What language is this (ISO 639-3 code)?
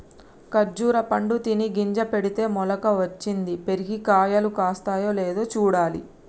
tel